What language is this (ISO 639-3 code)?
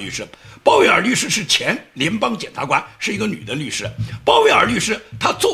zho